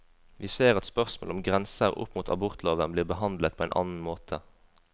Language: Norwegian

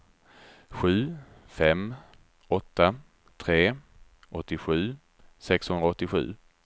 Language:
Swedish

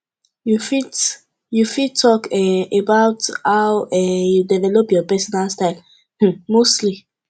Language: Nigerian Pidgin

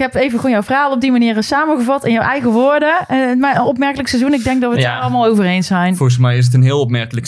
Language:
Dutch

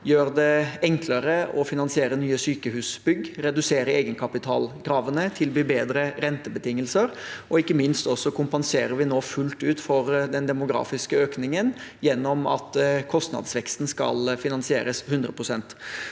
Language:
Norwegian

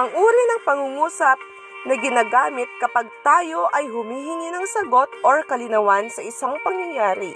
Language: Filipino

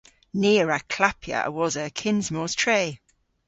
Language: Cornish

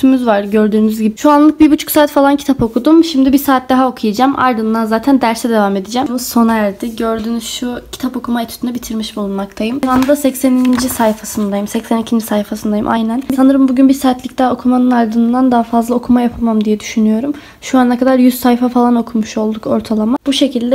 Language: Turkish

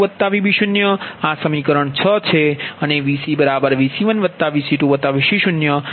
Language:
Gujarati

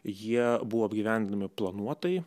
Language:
Lithuanian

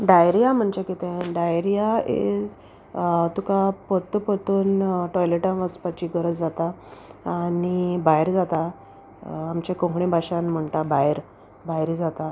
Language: Konkani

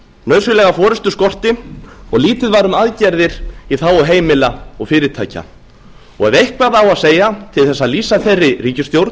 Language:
Icelandic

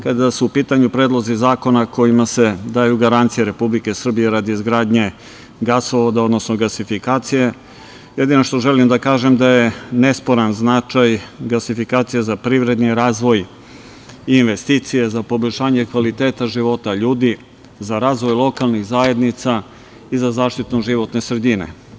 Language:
Serbian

